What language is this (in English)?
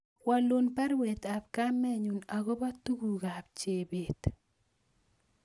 Kalenjin